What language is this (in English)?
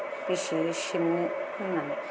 Bodo